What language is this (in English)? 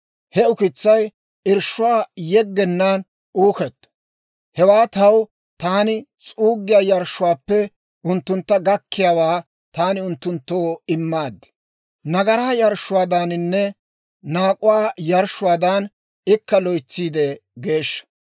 Dawro